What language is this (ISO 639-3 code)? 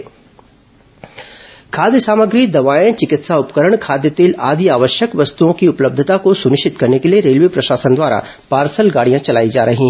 hin